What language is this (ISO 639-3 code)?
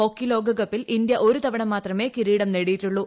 mal